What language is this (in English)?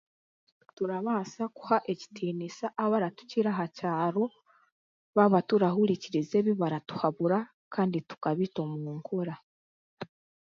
Chiga